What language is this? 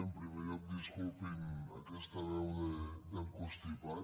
Catalan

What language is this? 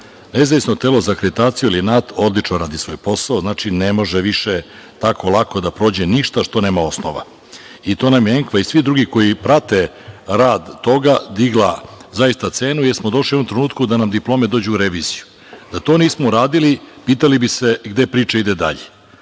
Serbian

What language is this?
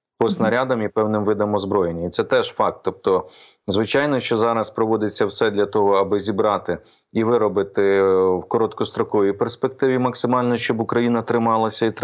Ukrainian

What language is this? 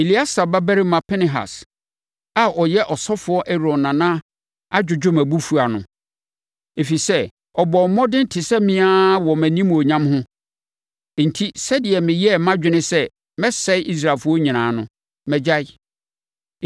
Akan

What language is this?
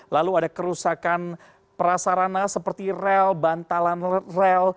Indonesian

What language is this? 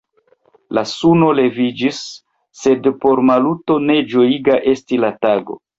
Esperanto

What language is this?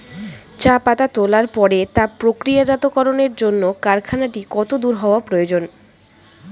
Bangla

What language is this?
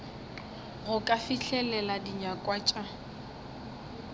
Northern Sotho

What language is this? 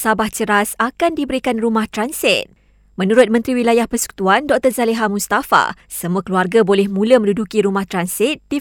Malay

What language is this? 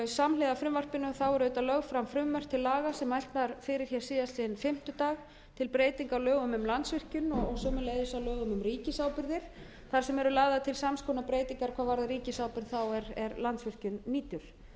Icelandic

